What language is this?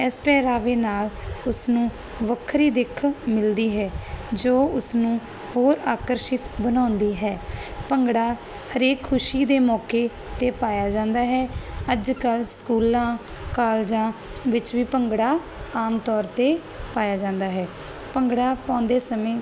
Punjabi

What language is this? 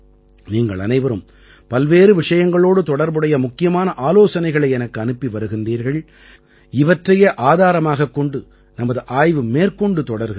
Tamil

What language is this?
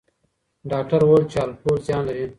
Pashto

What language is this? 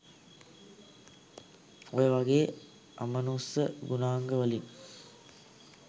Sinhala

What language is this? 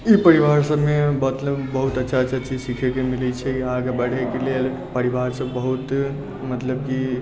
Maithili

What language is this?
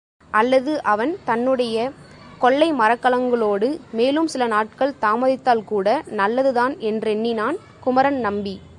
Tamil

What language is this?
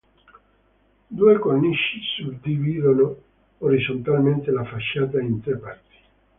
Italian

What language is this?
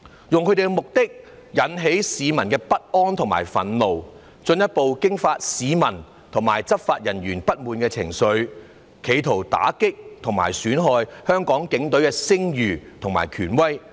Cantonese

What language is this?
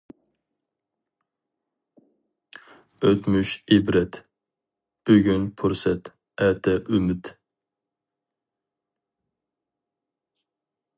Uyghur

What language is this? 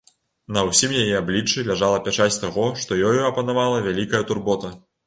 Belarusian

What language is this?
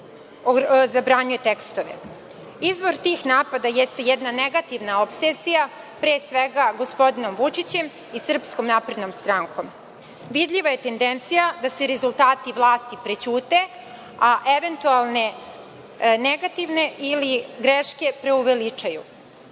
Serbian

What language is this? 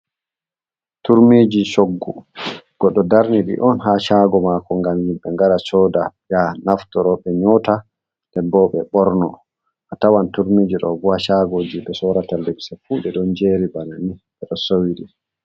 Fula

